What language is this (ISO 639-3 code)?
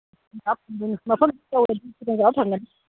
mni